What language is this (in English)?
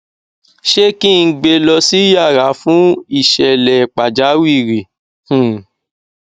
Yoruba